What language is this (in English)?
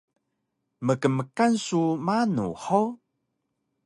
Taroko